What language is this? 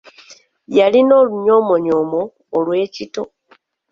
Ganda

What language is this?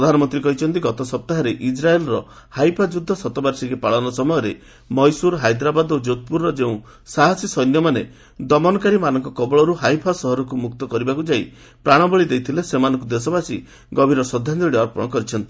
Odia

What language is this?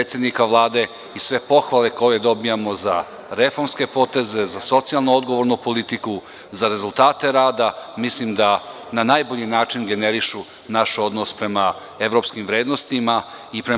Serbian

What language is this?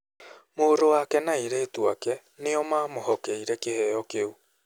Kikuyu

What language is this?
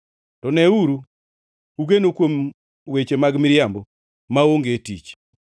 Luo (Kenya and Tanzania)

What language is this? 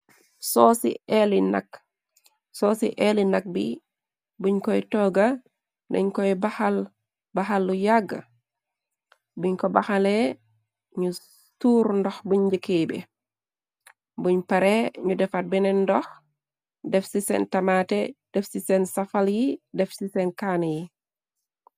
Wolof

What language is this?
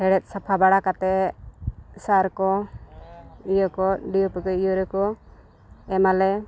Santali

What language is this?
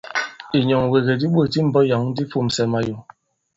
Bankon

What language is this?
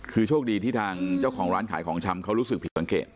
Thai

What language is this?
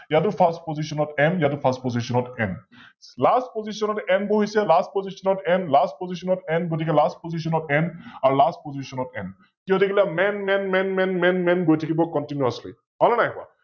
Assamese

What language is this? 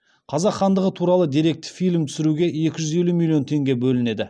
Kazakh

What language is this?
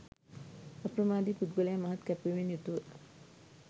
Sinhala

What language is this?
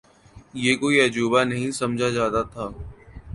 Urdu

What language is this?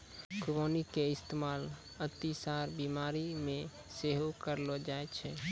Maithili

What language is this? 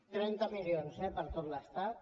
Catalan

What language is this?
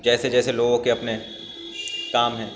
Urdu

